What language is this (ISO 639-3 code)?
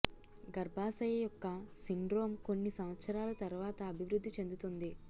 tel